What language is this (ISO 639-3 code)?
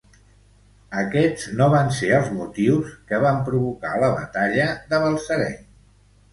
cat